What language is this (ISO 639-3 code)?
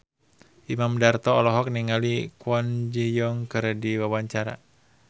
sun